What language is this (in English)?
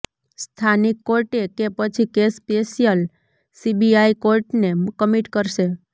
Gujarati